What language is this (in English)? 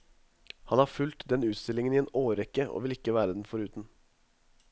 Norwegian